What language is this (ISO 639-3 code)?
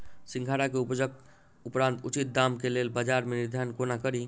mai